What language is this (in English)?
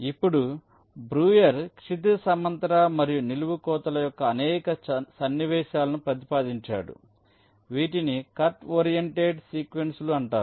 Telugu